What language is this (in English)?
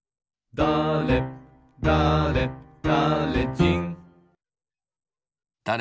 Japanese